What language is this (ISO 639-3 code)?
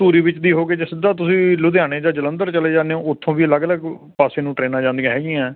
pan